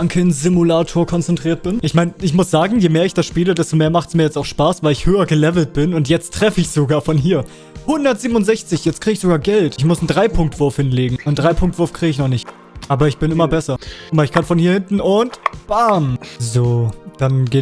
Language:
German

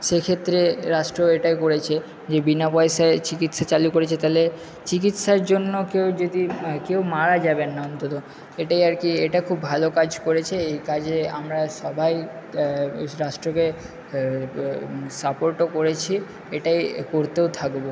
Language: Bangla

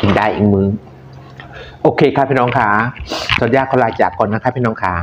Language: Thai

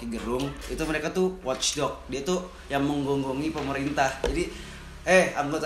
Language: Indonesian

